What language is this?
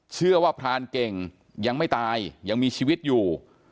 Thai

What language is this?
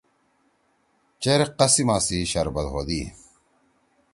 Torwali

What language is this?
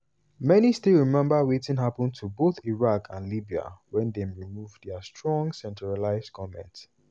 Nigerian Pidgin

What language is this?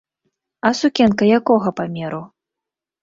Belarusian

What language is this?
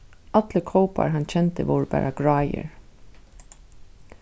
Faroese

